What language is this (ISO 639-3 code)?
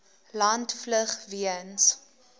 afr